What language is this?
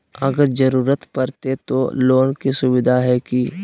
Magahi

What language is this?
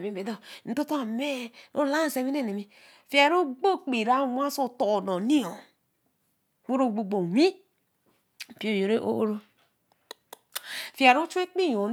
Eleme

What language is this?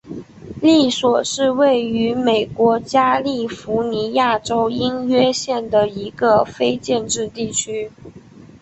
Chinese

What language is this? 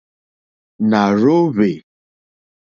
Mokpwe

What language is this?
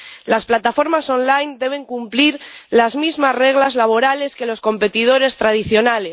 Spanish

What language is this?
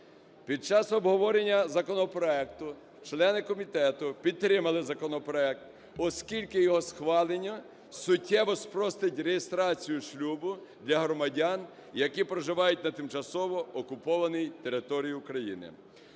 Ukrainian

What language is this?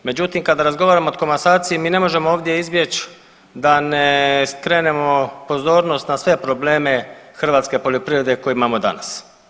Croatian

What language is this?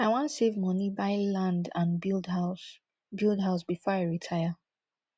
Nigerian Pidgin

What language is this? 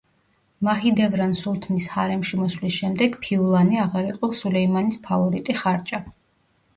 Georgian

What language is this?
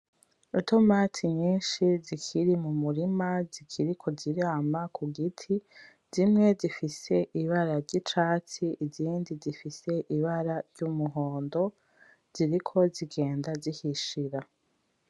Rundi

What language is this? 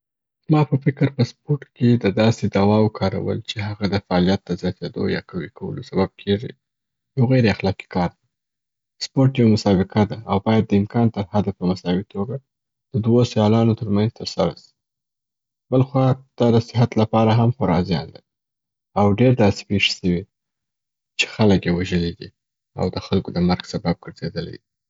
Southern Pashto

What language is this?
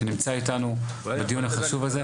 Hebrew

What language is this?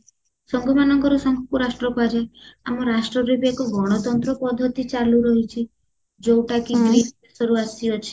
Odia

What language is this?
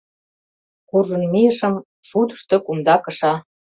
Mari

